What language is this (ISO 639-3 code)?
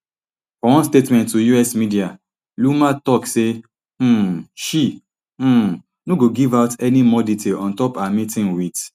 pcm